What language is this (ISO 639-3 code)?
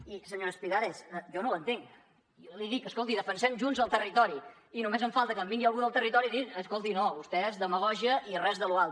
cat